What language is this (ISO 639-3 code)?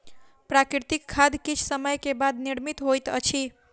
mai